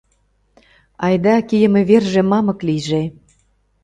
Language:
Mari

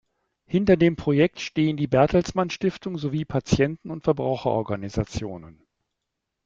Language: German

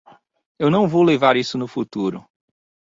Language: Portuguese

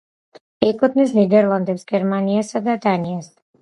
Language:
Georgian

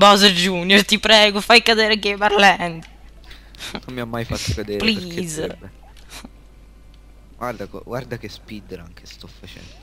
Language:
Italian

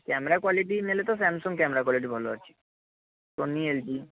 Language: Odia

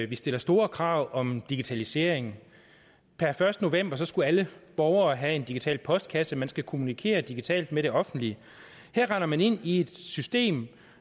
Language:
Danish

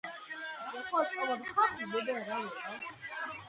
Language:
Georgian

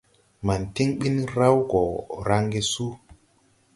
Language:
Tupuri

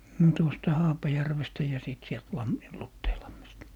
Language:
Finnish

